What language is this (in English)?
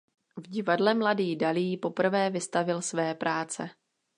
Czech